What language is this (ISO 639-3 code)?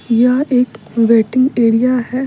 hin